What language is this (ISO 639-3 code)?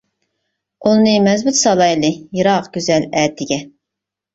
uig